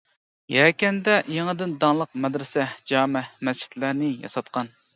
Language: Uyghur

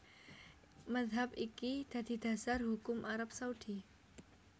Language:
Javanese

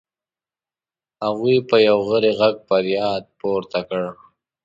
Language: Pashto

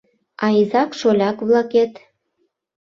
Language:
Mari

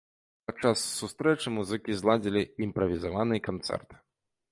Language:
Belarusian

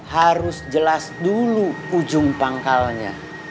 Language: Indonesian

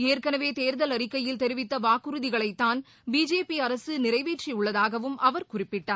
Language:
Tamil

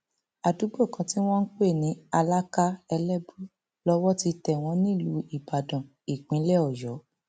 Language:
Yoruba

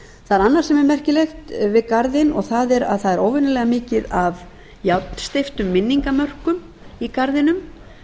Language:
Icelandic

